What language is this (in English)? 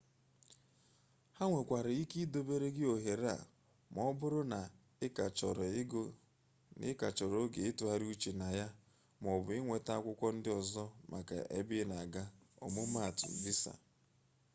Igbo